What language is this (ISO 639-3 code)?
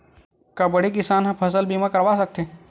hne